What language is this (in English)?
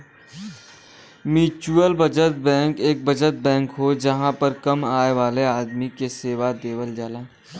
Bhojpuri